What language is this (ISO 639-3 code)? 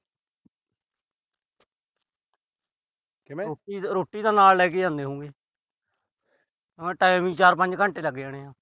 pan